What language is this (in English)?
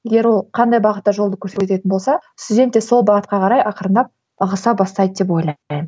Kazakh